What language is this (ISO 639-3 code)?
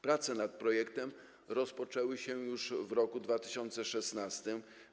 pol